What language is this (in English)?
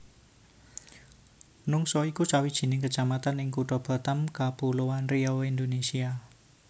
Javanese